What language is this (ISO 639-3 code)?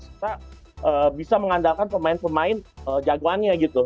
ind